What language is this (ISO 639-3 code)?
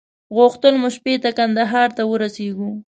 pus